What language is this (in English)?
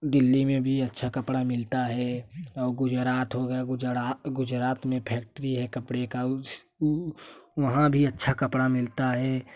Hindi